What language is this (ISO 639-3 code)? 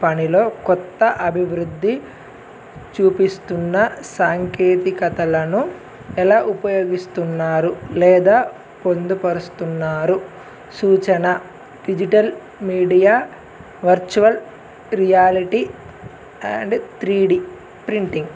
tel